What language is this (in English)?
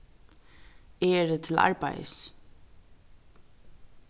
Faroese